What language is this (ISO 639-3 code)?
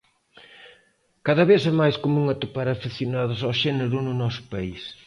glg